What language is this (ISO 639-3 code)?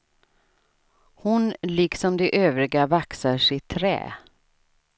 swe